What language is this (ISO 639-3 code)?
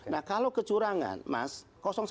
ind